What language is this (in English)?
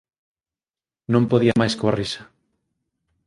Galician